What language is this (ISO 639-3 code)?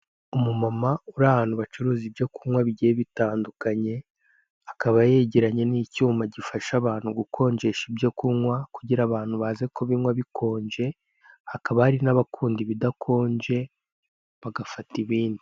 kin